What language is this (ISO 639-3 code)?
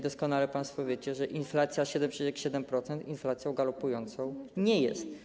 pol